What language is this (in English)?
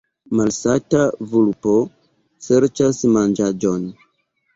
Esperanto